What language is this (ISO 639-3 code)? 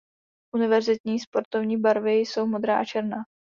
ces